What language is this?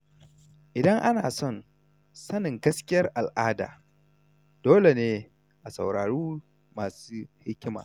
Hausa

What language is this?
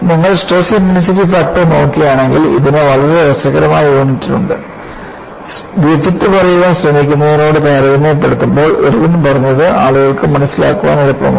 Malayalam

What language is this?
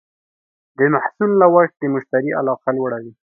Pashto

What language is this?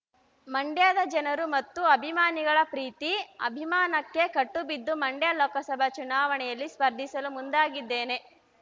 Kannada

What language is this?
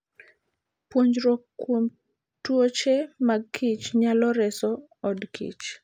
Luo (Kenya and Tanzania)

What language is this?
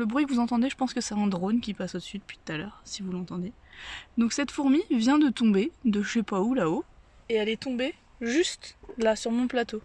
French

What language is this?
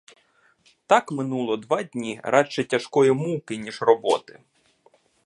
Ukrainian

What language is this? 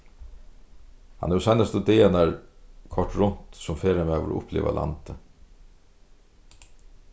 Faroese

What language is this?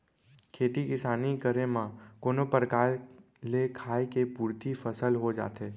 Chhattisgarhi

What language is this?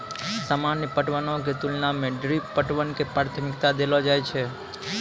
Maithili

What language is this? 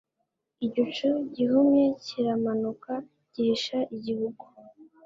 Kinyarwanda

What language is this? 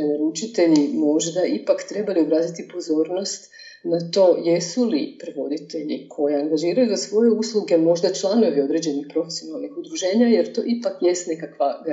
Croatian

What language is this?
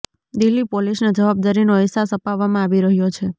Gujarati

